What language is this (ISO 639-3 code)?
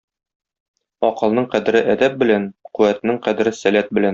tat